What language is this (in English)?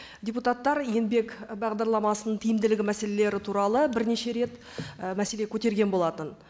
Kazakh